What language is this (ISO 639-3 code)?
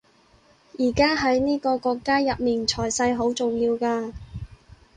yue